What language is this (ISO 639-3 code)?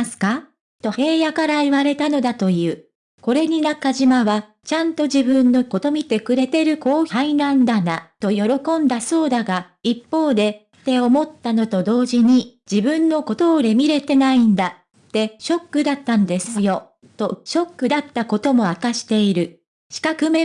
jpn